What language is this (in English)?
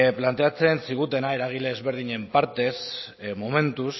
Basque